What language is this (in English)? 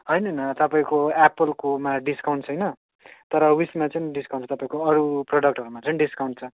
Nepali